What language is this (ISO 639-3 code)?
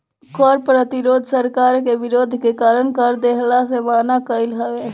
bho